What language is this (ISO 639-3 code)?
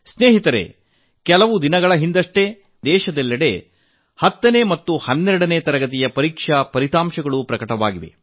kan